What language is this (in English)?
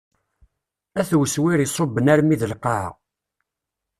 Kabyle